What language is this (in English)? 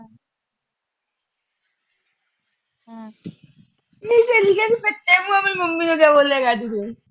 Punjabi